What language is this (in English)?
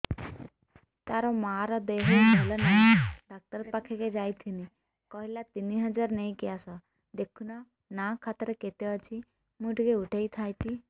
Odia